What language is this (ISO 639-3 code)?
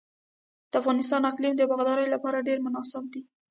pus